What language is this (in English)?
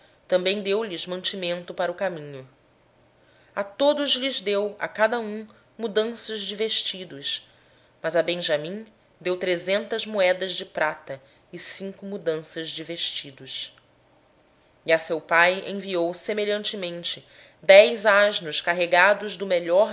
Portuguese